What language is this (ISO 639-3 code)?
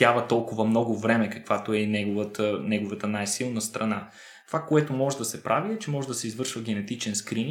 bul